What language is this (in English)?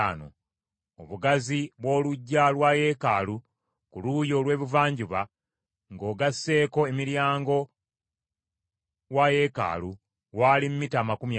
Ganda